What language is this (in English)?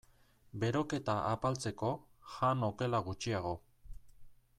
Basque